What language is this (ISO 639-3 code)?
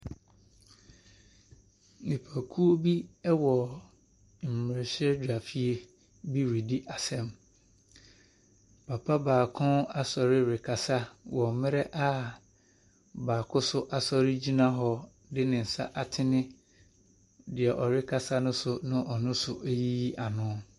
aka